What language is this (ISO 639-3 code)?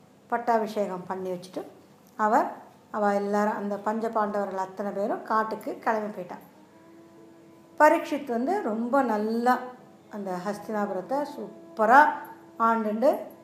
tam